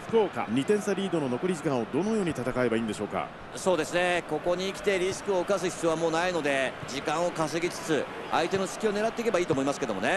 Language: Japanese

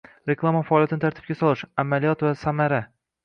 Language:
Uzbek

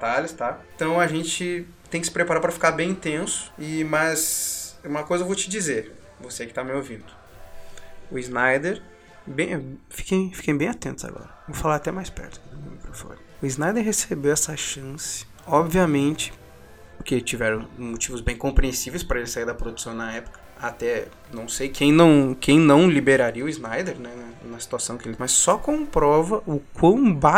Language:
Portuguese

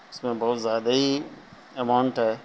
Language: Urdu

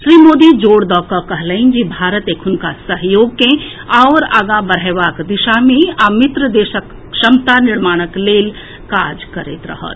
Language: Maithili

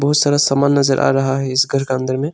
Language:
Hindi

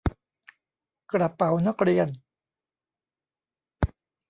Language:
Thai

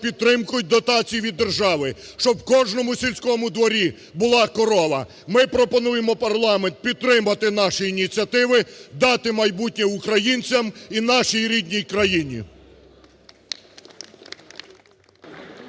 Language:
Ukrainian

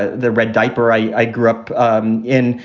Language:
English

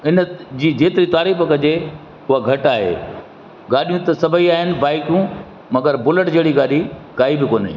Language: Sindhi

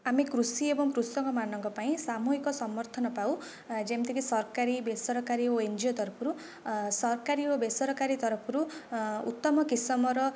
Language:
Odia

